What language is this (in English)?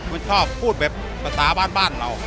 Thai